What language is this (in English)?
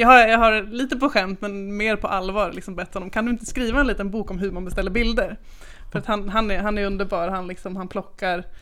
Swedish